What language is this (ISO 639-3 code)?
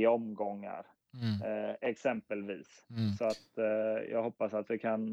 swe